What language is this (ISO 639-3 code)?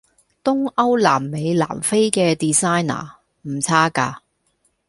yue